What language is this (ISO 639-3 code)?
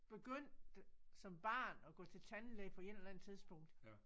dan